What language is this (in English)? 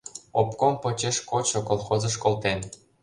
Mari